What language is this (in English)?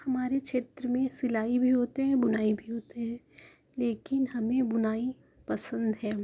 Urdu